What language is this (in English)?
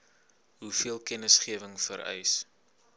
Afrikaans